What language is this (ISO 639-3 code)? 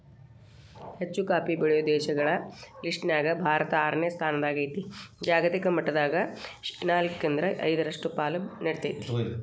kan